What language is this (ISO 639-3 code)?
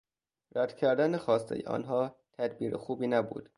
fas